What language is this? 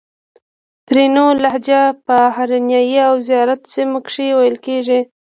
Pashto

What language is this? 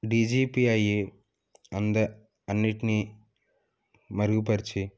Telugu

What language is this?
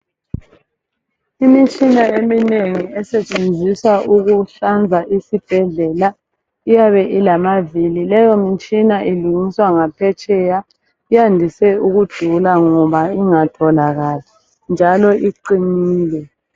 North Ndebele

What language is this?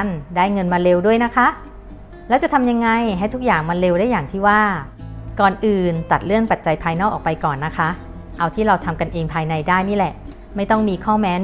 Thai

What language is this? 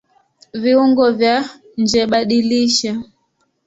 Swahili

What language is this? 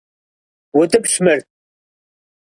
Kabardian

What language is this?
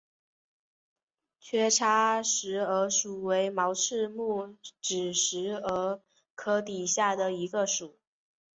Chinese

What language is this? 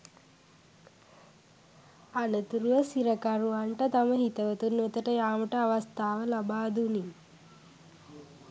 Sinhala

